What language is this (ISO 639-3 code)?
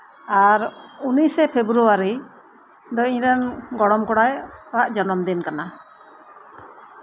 sat